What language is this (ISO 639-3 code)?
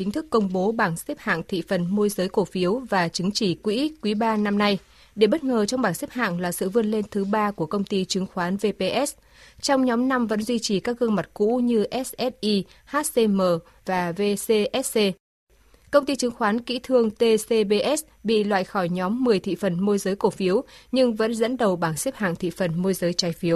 vie